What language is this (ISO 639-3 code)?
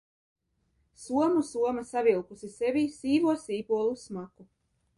lav